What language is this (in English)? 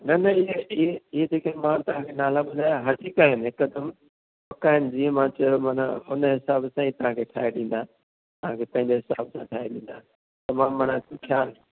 Sindhi